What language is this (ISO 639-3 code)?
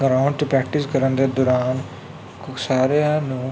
pan